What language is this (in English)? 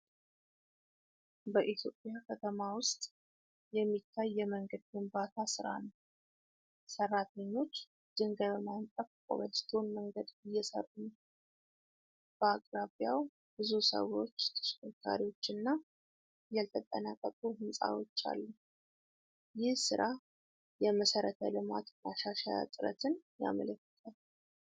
Amharic